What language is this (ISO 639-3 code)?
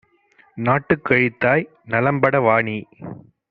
tam